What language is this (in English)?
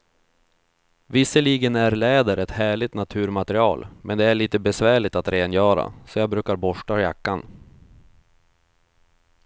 Swedish